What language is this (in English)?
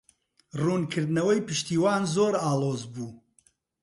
Central Kurdish